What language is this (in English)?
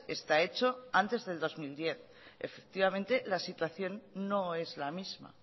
Spanish